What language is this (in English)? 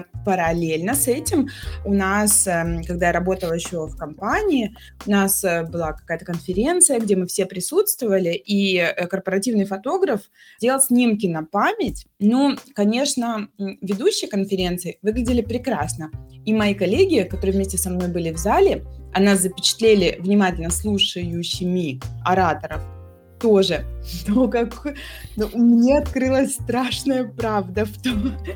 Russian